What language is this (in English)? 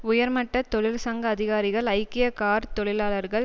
Tamil